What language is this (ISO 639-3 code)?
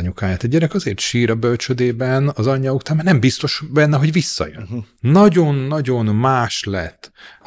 hun